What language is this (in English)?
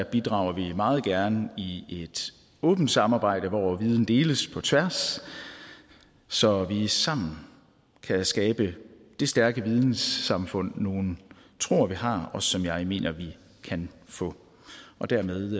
Danish